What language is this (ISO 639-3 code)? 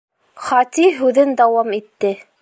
bak